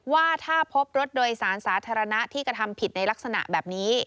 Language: Thai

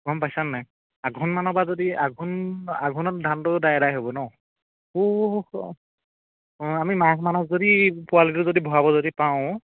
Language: Assamese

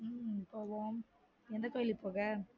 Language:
Tamil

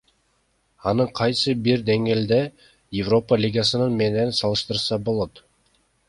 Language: Kyrgyz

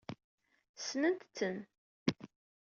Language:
Kabyle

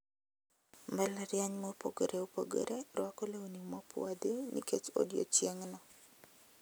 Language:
Luo (Kenya and Tanzania)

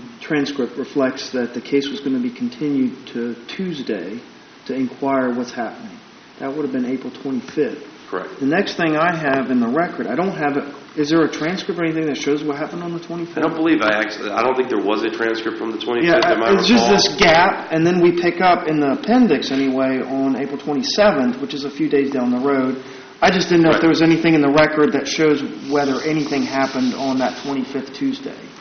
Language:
English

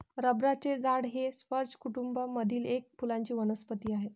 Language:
Marathi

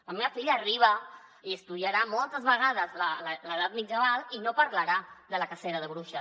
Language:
Catalan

